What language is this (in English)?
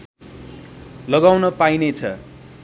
Nepali